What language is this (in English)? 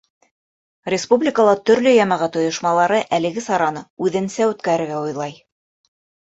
Bashkir